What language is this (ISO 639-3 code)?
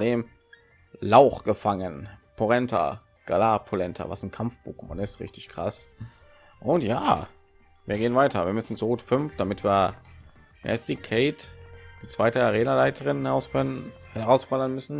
deu